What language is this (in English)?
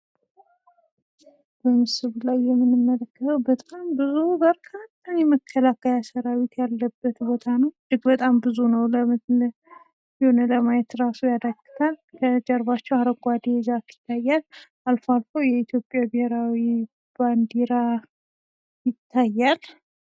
Amharic